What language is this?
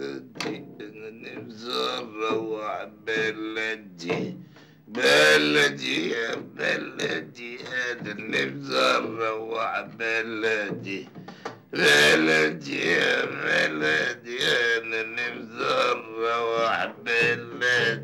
Arabic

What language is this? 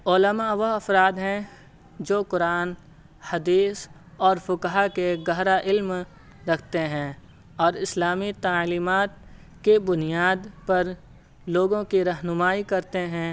Urdu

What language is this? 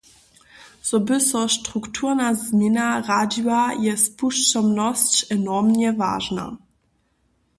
Upper Sorbian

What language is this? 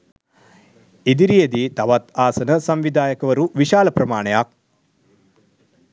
Sinhala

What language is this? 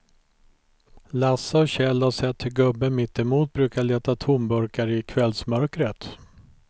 Swedish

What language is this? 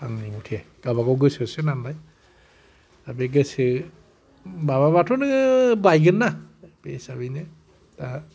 Bodo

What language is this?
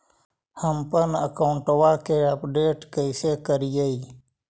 Magahi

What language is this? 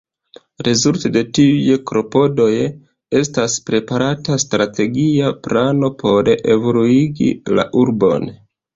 Esperanto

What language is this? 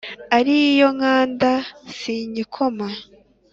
Kinyarwanda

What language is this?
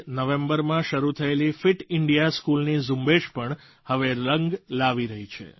Gujarati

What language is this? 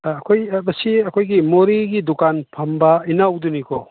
Manipuri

